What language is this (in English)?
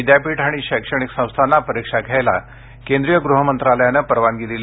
Marathi